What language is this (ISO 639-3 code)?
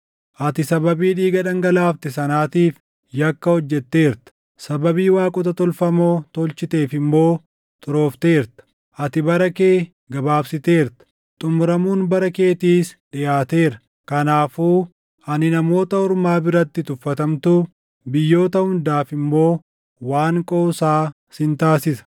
orm